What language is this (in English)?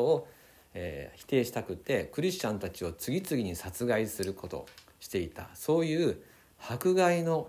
Japanese